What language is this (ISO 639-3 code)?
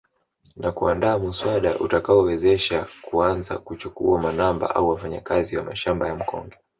swa